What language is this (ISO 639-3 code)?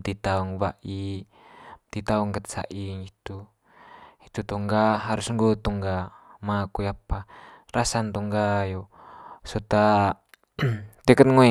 mqy